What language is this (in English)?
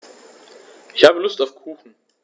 German